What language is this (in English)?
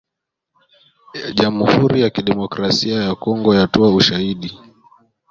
Swahili